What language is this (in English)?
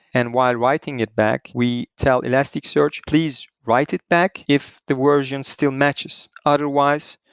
English